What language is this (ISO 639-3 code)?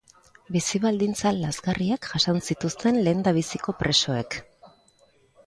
eus